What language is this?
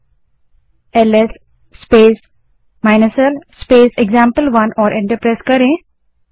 Hindi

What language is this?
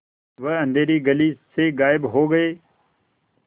Hindi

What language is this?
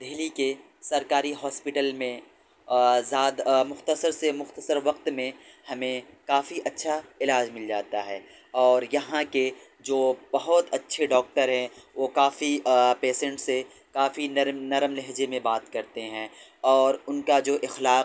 Urdu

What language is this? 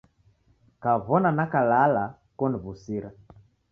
Taita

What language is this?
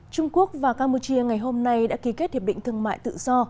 Vietnamese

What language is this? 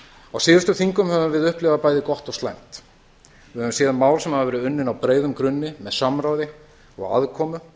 Icelandic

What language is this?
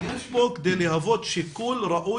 Hebrew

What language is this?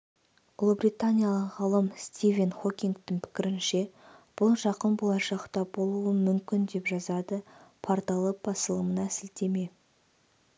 Kazakh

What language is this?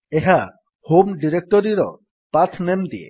Odia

